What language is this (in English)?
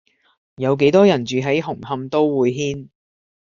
Cantonese